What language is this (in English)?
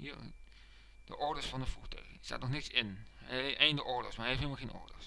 Dutch